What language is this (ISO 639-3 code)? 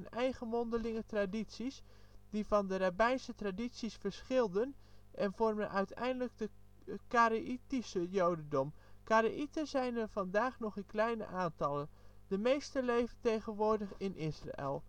nld